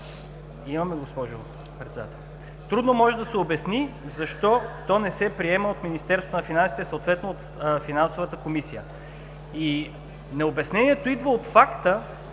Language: Bulgarian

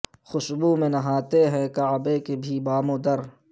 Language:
Urdu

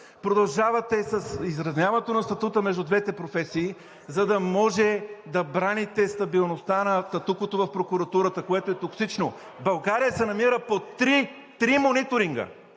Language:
Bulgarian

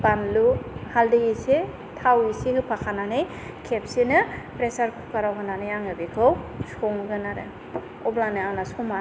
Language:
Bodo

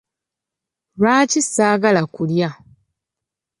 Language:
Ganda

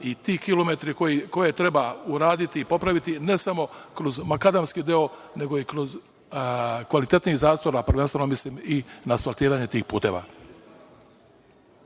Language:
Serbian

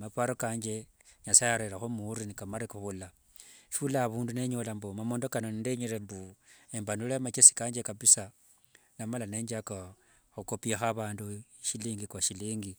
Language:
Wanga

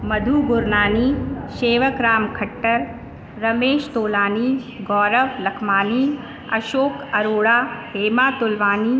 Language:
Sindhi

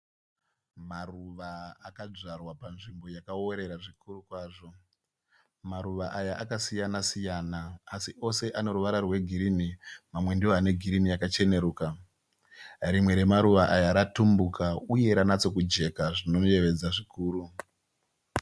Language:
Shona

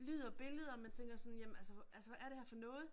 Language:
Danish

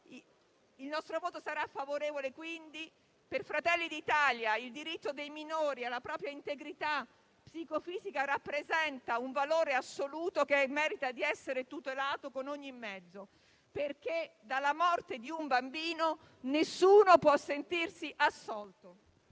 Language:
Italian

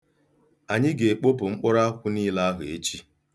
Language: Igbo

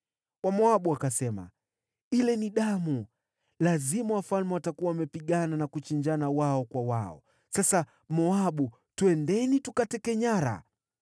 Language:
Swahili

